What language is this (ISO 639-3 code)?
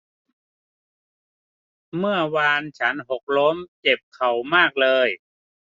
tha